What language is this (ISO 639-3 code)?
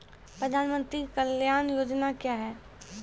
mai